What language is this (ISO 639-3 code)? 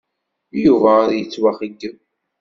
kab